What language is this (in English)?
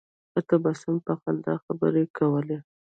Pashto